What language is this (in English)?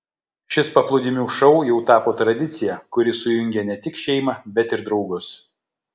Lithuanian